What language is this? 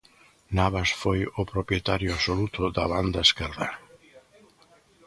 Galician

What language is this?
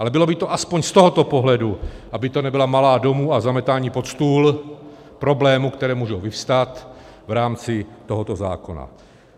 Czech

